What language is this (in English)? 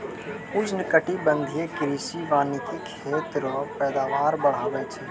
Maithili